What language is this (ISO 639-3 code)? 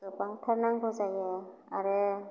brx